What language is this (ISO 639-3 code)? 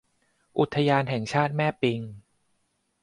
tha